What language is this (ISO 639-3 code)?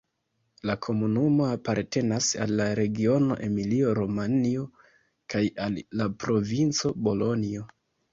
epo